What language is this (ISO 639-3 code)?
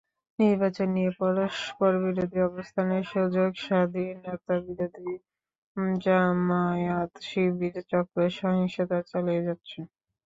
ben